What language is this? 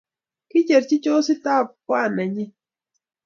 Kalenjin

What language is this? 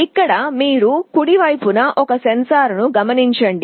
Telugu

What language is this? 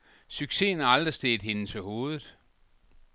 Danish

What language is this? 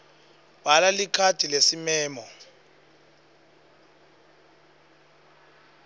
Swati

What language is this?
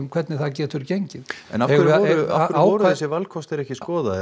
Icelandic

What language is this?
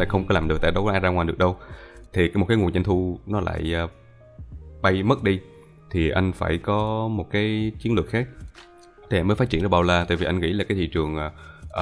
Vietnamese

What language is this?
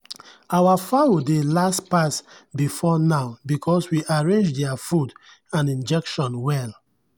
Nigerian Pidgin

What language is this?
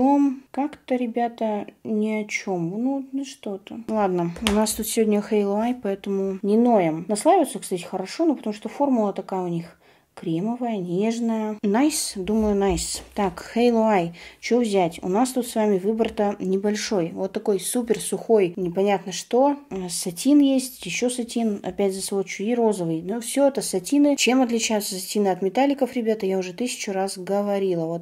Russian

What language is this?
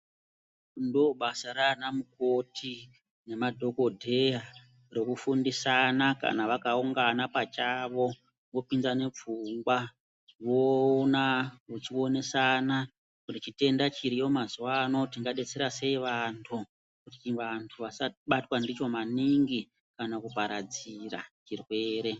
Ndau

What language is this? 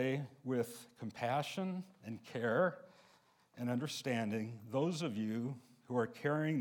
English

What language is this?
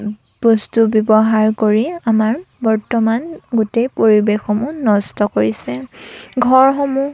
Assamese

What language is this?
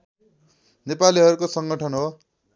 Nepali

